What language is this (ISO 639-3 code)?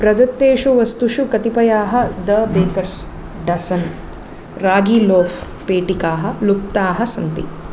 san